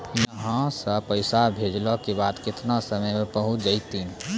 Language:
Maithili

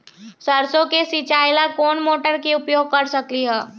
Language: Magahi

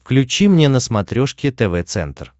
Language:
Russian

